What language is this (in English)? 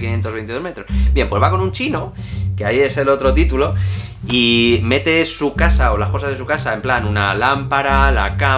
Spanish